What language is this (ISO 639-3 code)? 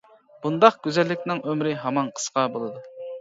uig